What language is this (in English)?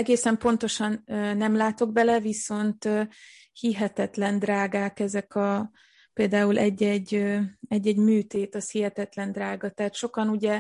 Hungarian